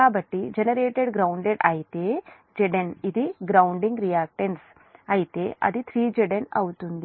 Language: Telugu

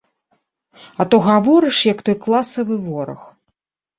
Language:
Belarusian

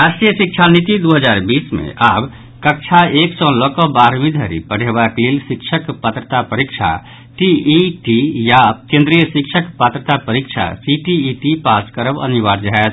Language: Maithili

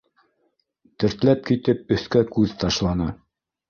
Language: Bashkir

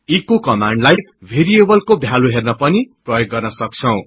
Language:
Nepali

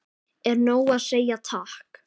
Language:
Icelandic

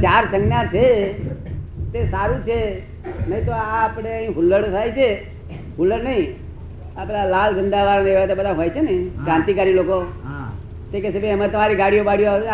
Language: Gujarati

